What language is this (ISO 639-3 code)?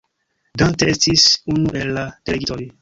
epo